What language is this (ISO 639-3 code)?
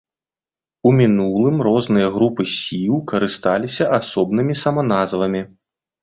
bel